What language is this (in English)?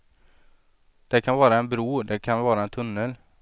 Swedish